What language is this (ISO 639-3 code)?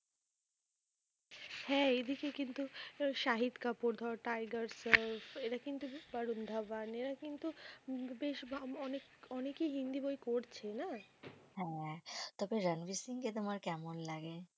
ben